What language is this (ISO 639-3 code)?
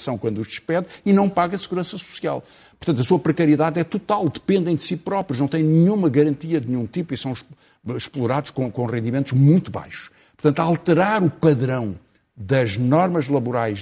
por